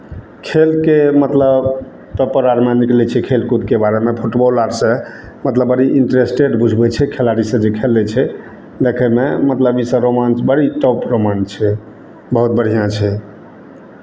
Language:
Maithili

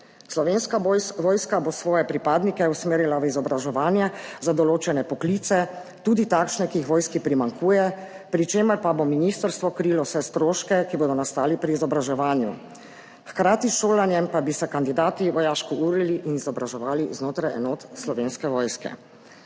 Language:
Slovenian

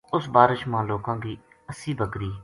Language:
Gujari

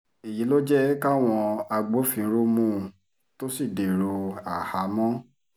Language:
Yoruba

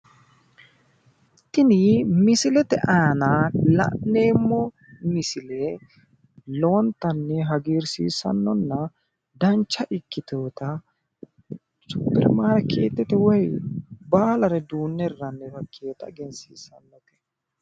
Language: Sidamo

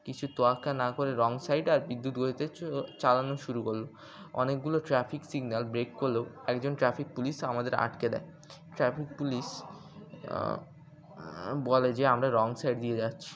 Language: Bangla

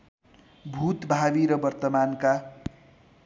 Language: Nepali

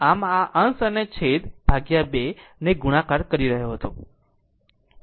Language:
Gujarati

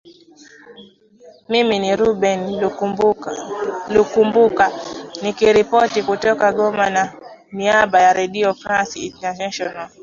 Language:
Swahili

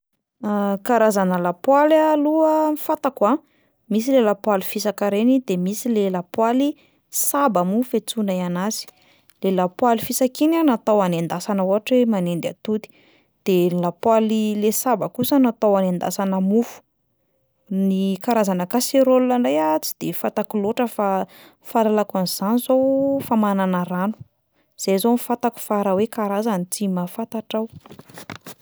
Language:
Malagasy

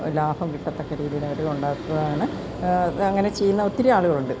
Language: Malayalam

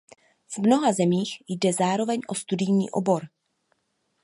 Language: Czech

